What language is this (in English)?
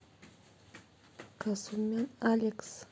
Russian